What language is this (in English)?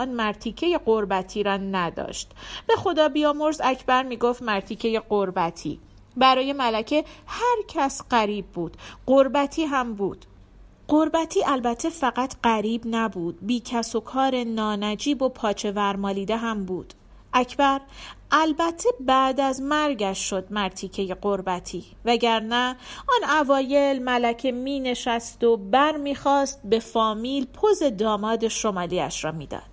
Persian